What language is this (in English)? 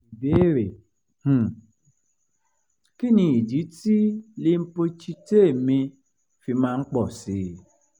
Yoruba